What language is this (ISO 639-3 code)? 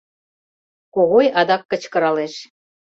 chm